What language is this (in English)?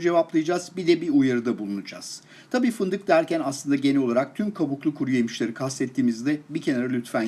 Turkish